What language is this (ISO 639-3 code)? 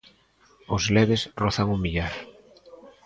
glg